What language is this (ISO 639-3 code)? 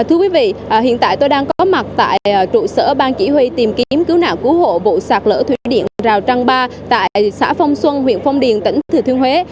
vie